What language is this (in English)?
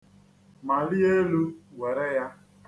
Igbo